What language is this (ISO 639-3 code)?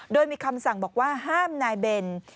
tha